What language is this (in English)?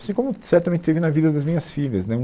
Portuguese